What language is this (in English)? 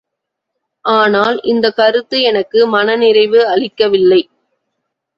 Tamil